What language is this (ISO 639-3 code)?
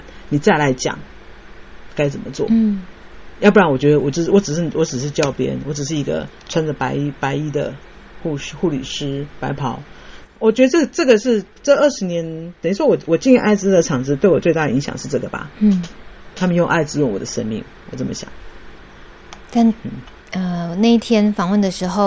zho